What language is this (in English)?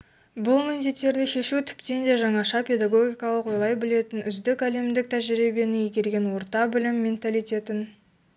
Kazakh